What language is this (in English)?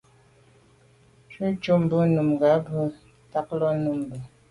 Medumba